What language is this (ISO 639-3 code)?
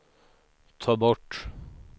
swe